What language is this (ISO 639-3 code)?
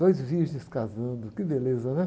por